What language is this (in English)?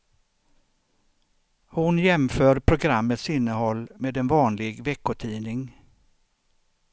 Swedish